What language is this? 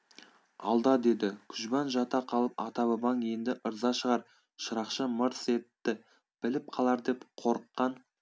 Kazakh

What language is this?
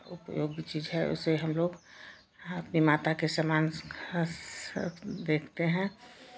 Hindi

